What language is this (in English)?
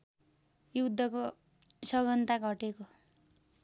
Nepali